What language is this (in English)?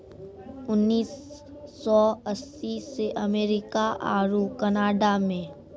Maithili